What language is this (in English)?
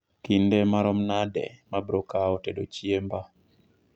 Luo (Kenya and Tanzania)